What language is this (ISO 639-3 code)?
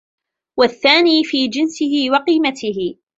ara